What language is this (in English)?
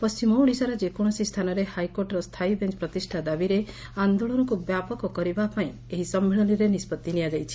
Odia